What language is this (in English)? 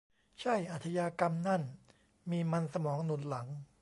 Thai